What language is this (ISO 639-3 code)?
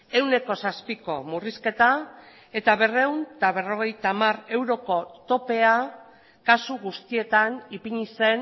eus